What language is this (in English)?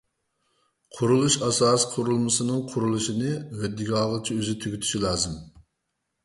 Uyghur